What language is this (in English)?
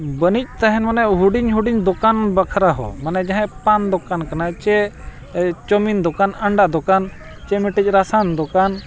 Santali